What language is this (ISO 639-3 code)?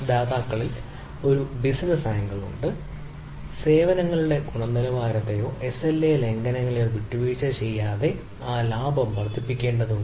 mal